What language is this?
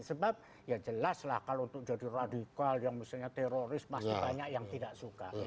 Indonesian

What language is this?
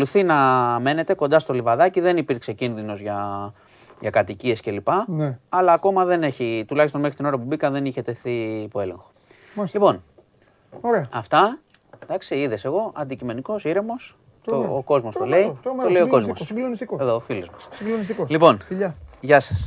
Greek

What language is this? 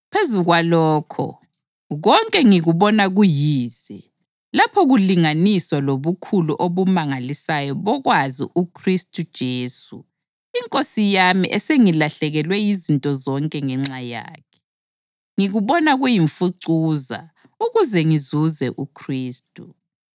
North Ndebele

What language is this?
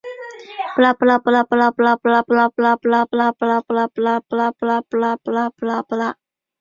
Chinese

